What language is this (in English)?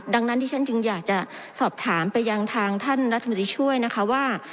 Thai